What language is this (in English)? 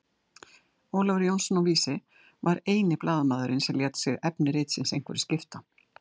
Icelandic